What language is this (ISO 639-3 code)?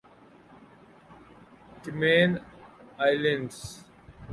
urd